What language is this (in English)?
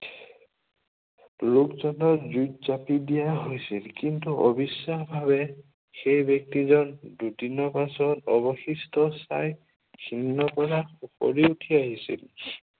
Assamese